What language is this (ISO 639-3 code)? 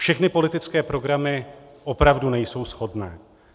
ces